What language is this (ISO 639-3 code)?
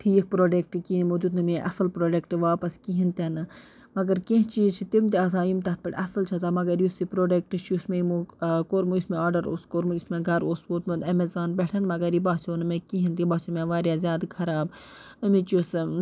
kas